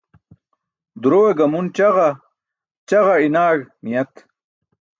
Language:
Burushaski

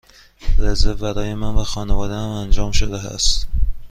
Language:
Persian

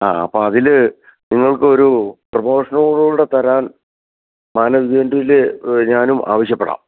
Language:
Malayalam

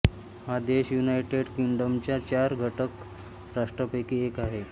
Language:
Marathi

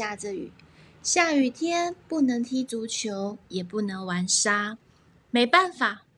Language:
Chinese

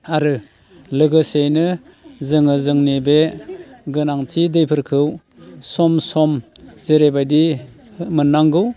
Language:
Bodo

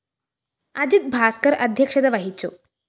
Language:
Malayalam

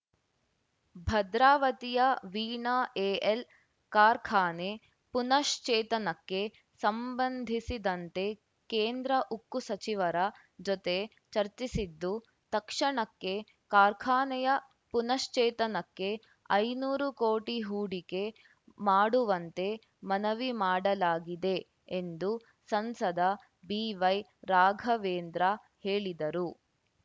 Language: Kannada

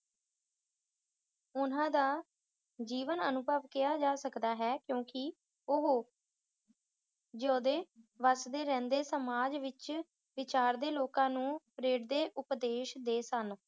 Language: Punjabi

